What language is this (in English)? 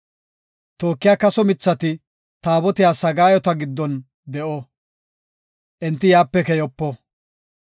Gofa